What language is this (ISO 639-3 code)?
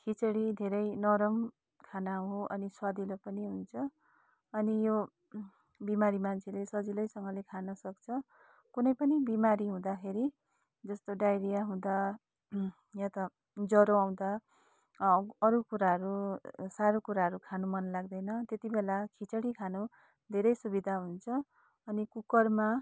nep